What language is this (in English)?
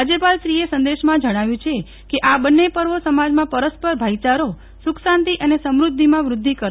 Gujarati